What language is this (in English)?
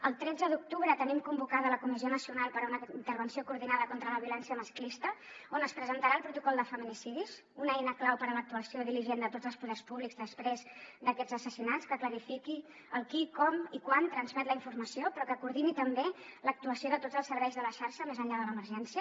Catalan